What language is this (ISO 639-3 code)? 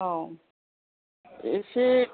brx